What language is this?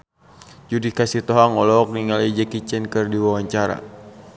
Sundanese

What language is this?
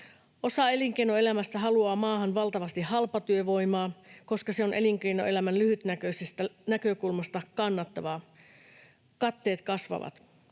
Finnish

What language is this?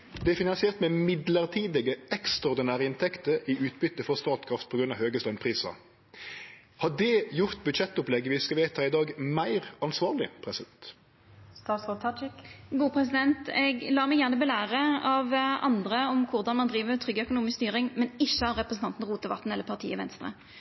Norwegian Nynorsk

